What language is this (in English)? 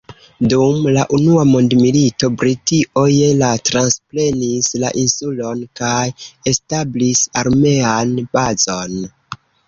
Esperanto